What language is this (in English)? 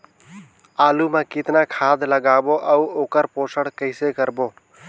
Chhattisgarhi